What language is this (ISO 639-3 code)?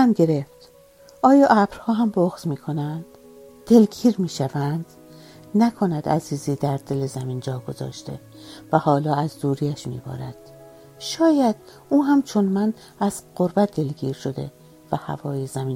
fas